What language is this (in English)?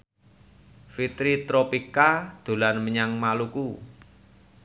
Javanese